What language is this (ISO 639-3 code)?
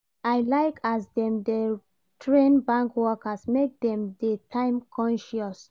pcm